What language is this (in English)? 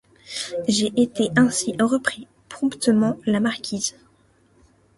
French